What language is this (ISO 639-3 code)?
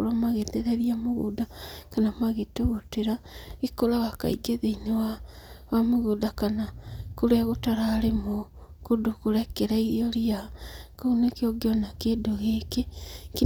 kik